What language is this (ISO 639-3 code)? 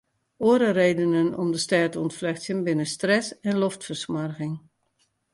fry